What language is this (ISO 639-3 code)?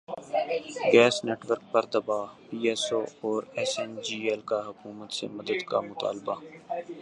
urd